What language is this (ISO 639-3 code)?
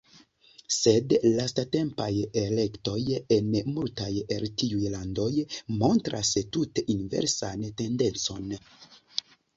epo